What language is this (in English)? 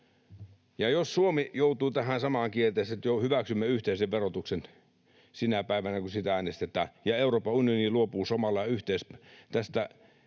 Finnish